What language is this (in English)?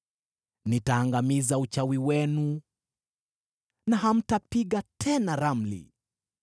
Swahili